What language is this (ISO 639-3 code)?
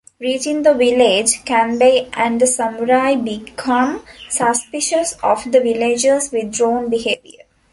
eng